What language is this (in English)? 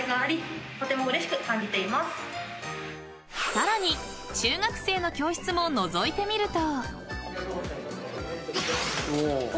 Japanese